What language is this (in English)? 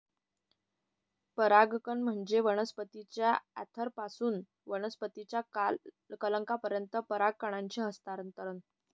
Marathi